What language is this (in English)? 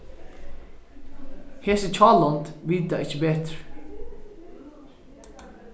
Faroese